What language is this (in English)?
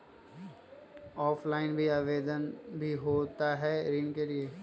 Magahi